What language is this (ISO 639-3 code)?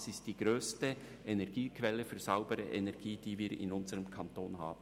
gsw